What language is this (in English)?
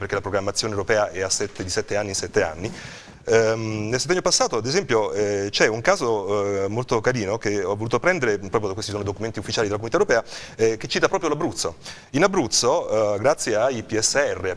Italian